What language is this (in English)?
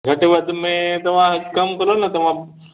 Sindhi